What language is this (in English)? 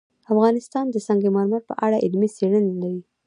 Pashto